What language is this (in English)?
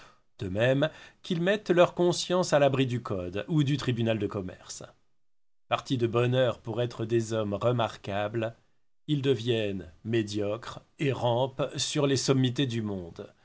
French